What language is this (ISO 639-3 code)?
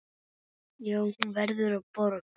isl